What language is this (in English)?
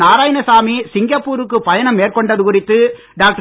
Tamil